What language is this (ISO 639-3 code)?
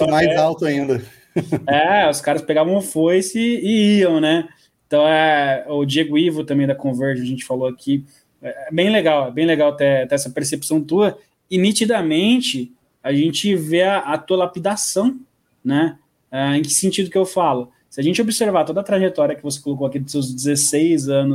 por